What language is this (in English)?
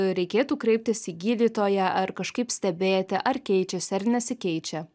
Lithuanian